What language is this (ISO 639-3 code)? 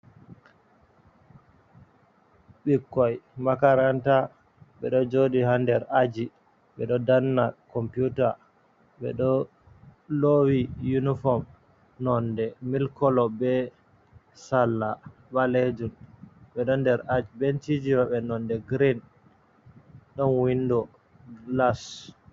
ful